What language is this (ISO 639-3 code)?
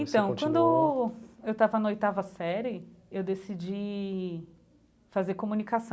por